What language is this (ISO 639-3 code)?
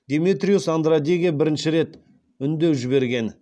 kaz